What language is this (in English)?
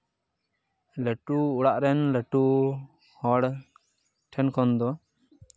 Santali